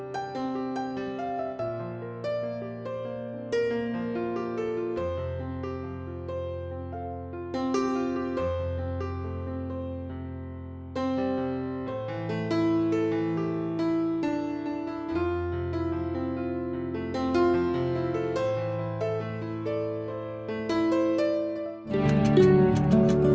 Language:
Vietnamese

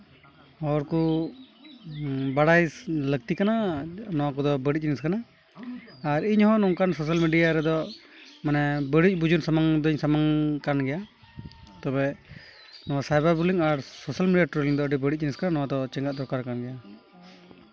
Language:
Santali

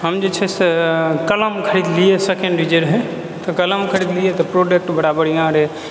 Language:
Maithili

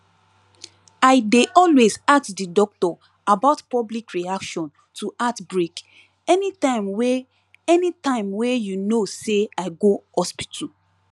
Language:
Nigerian Pidgin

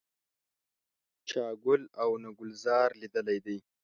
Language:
Pashto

